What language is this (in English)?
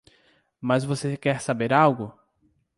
Portuguese